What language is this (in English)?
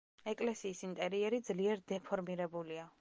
Georgian